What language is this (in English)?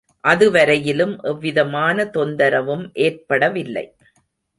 Tamil